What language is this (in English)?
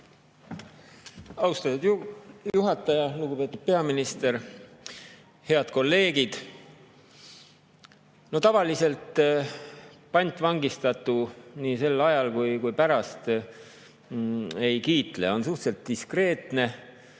Estonian